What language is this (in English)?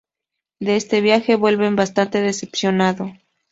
Spanish